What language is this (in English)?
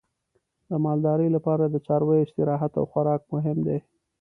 Pashto